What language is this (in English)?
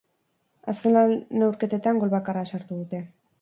Basque